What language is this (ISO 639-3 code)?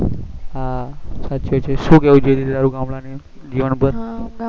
guj